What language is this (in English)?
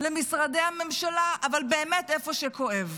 Hebrew